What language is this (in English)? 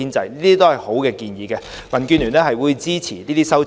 Cantonese